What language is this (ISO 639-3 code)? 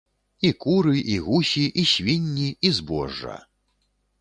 bel